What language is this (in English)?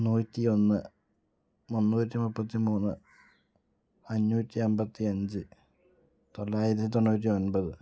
Malayalam